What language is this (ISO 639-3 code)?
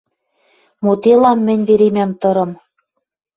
mrj